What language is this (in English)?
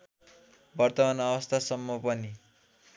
Nepali